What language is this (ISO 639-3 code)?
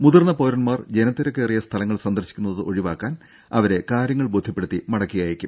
mal